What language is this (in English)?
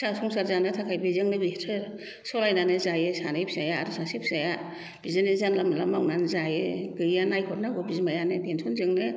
Bodo